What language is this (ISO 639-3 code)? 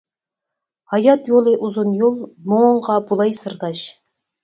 uig